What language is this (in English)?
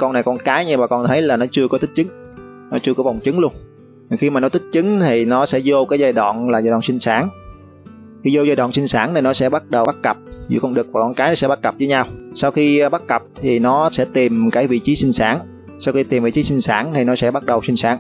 Vietnamese